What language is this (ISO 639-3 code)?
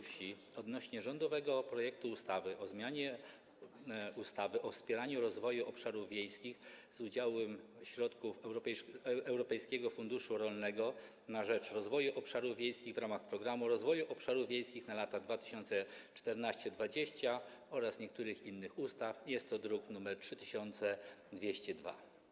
pol